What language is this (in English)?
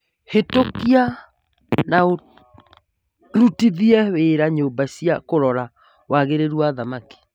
Kikuyu